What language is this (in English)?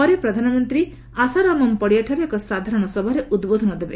Odia